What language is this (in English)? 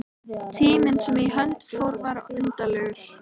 Icelandic